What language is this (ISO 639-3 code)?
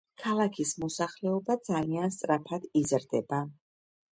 kat